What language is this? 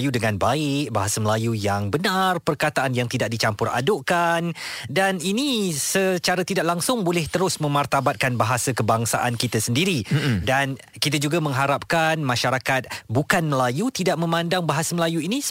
Malay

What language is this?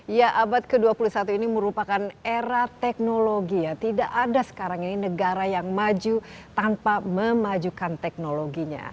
Indonesian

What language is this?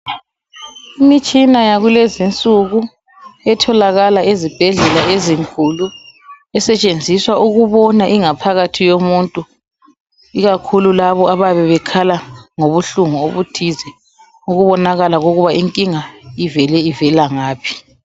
North Ndebele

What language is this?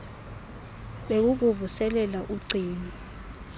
Xhosa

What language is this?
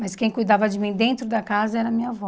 Portuguese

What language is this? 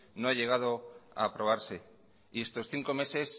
Spanish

